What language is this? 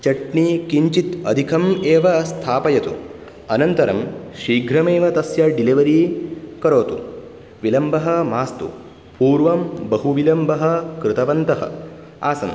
Sanskrit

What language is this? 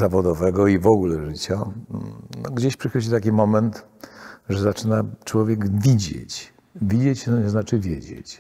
Polish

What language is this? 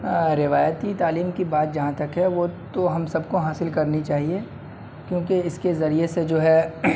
Urdu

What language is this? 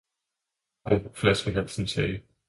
Danish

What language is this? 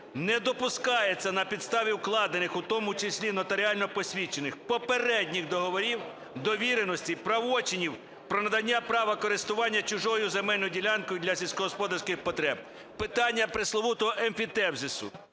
Ukrainian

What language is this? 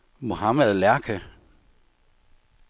Danish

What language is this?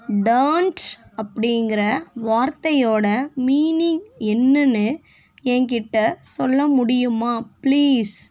Tamil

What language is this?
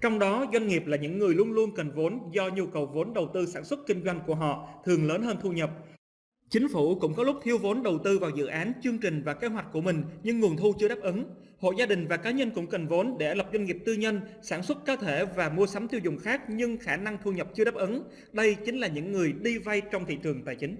Vietnamese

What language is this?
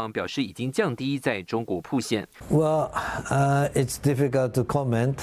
Chinese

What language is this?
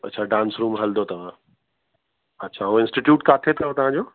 Sindhi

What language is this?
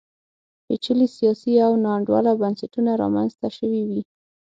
Pashto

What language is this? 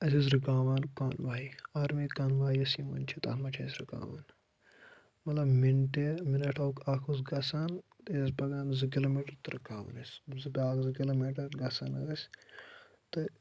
Kashmiri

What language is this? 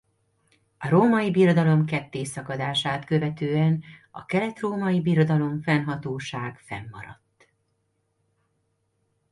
Hungarian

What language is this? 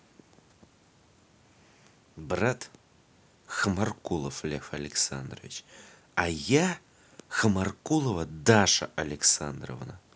Russian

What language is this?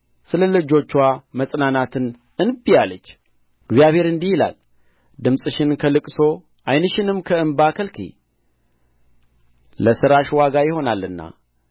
Amharic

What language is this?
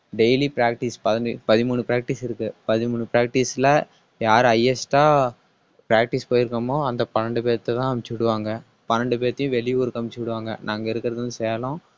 Tamil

